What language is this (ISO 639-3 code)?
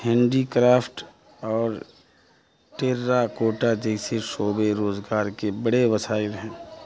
urd